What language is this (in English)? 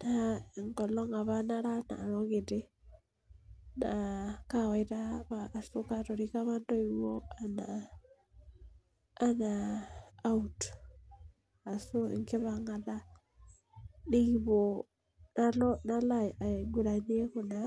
Masai